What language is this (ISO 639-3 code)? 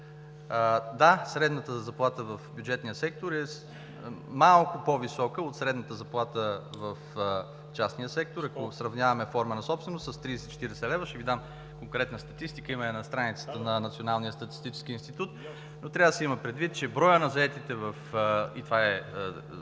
bul